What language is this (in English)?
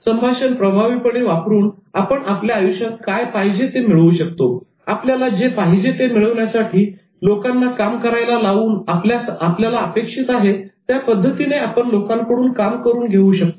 Marathi